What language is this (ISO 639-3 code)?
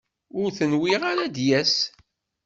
kab